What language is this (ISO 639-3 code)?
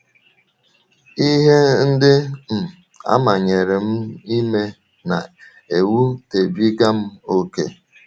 ibo